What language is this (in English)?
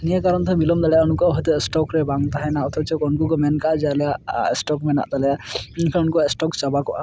Santali